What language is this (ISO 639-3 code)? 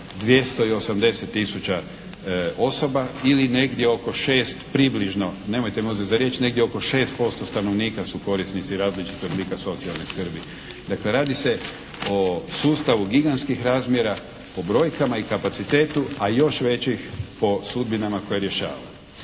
hrv